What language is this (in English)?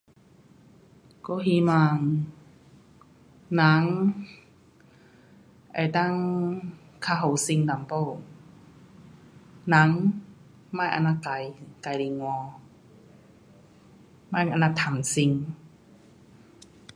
Pu-Xian Chinese